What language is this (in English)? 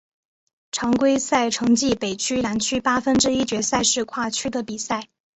Chinese